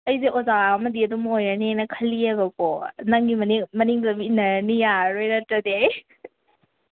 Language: Manipuri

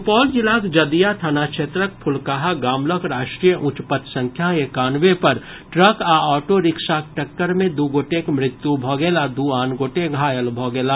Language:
Maithili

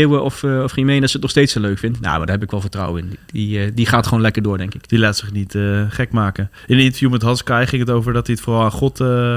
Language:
Dutch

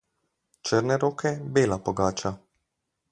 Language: Slovenian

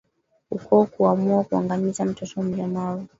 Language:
Swahili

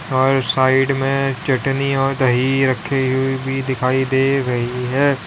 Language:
Hindi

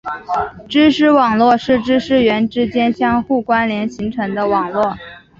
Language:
Chinese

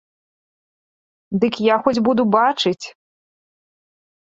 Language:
Belarusian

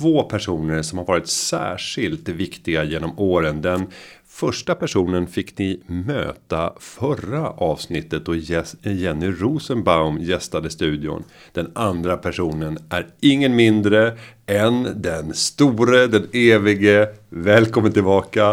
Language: Swedish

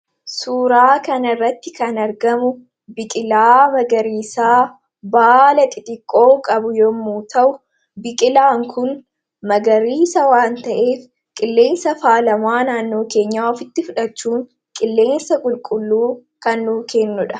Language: Oromo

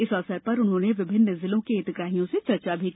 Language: Hindi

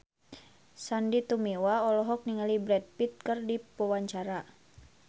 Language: Sundanese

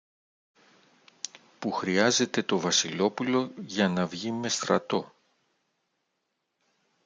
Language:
Greek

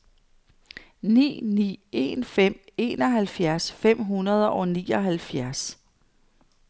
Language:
Danish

